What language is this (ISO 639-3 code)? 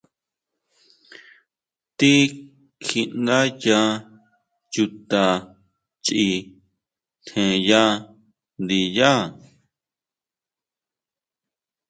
mau